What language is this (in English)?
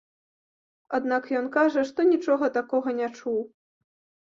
Belarusian